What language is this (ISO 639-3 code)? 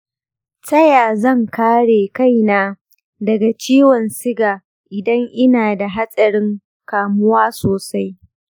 hau